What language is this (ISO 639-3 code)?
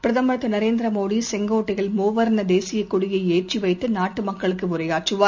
tam